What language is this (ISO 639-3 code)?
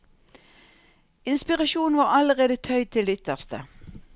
nor